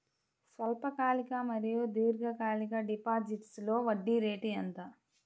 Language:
Telugu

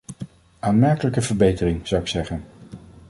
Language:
Dutch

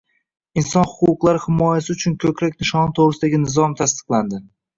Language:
Uzbek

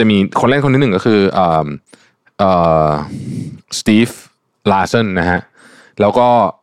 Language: Thai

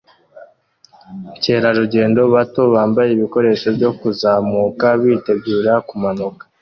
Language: Kinyarwanda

